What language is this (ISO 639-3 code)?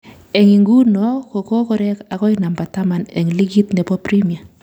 kln